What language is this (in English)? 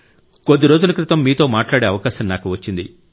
Telugu